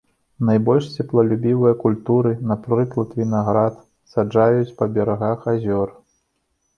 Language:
Belarusian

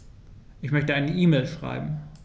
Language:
German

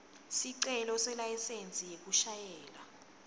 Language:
Swati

